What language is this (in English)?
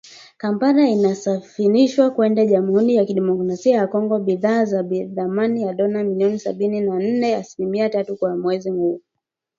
Swahili